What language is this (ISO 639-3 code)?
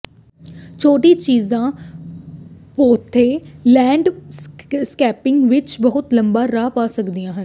pan